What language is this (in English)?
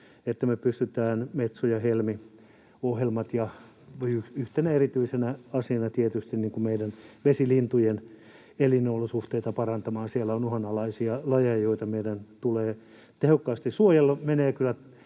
Finnish